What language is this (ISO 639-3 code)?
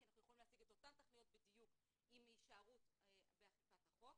heb